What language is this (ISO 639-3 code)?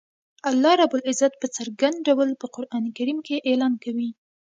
pus